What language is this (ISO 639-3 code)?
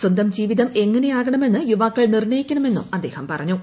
mal